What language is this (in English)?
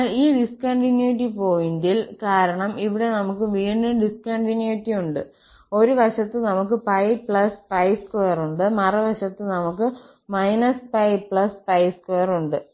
Malayalam